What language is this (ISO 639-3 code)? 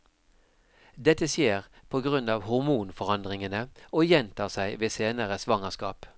nor